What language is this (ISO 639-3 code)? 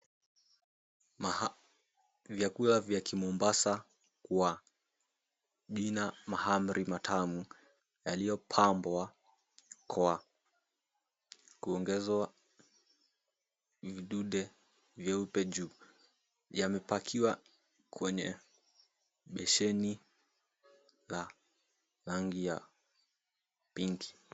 swa